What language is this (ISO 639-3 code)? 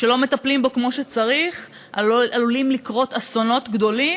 heb